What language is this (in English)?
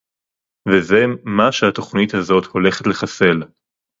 Hebrew